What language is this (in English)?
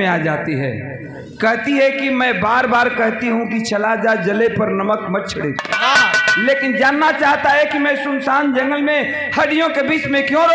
Hindi